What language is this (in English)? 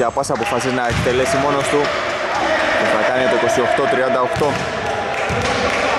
Greek